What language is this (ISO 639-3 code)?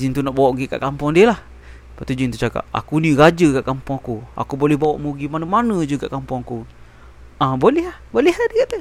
msa